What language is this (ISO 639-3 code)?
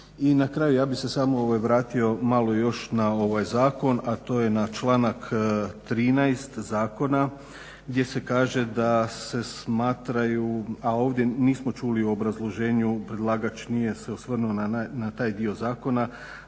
hrv